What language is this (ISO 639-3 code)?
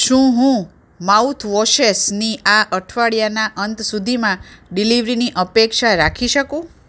guj